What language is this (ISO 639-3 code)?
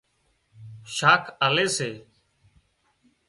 kxp